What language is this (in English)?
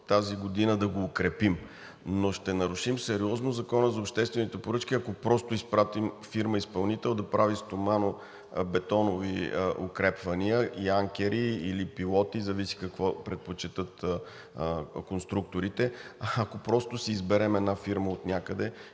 Bulgarian